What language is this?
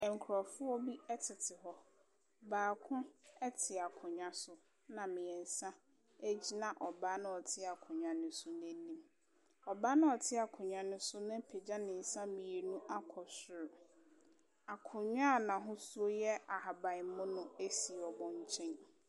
Akan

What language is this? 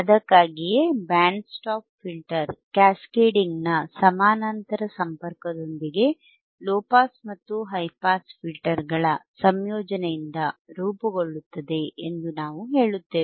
Kannada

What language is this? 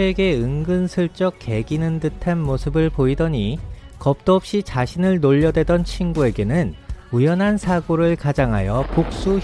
Korean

